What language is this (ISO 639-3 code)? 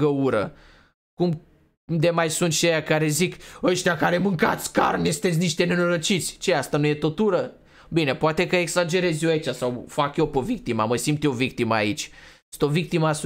ron